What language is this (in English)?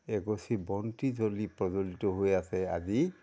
Assamese